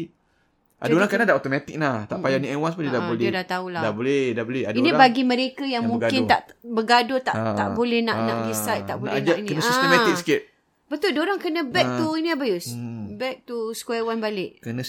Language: Malay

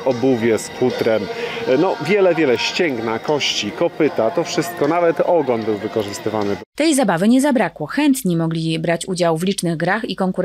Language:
Polish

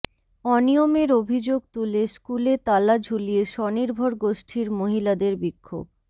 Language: Bangla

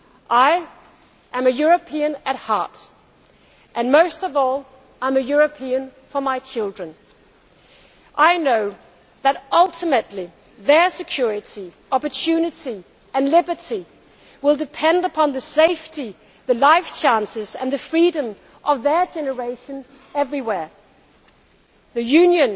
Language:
English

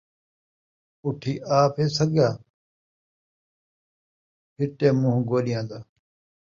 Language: Saraiki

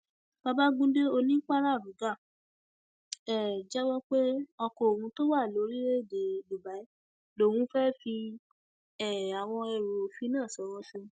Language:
Yoruba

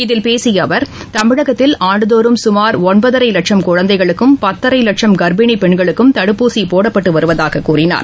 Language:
Tamil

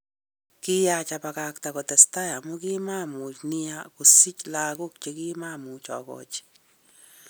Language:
Kalenjin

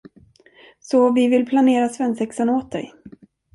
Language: Swedish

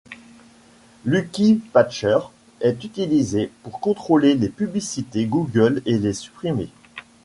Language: French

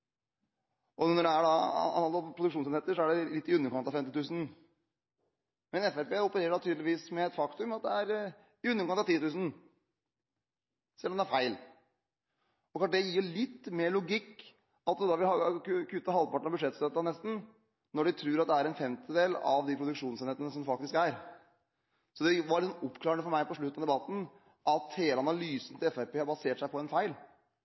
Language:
Norwegian Bokmål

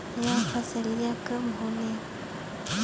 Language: Bhojpuri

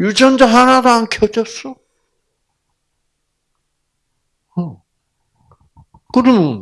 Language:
Korean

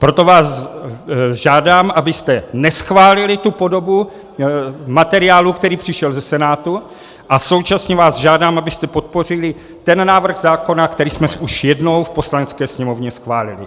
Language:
Czech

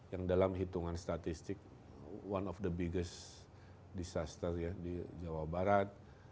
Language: Indonesian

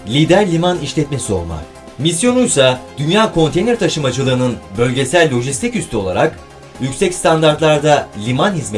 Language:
Turkish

